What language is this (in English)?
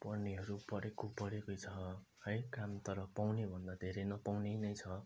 Nepali